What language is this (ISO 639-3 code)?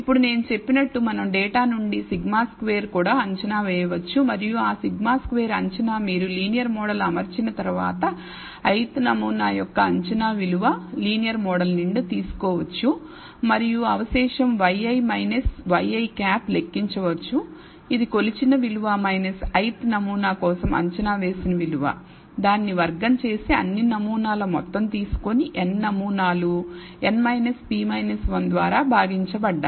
tel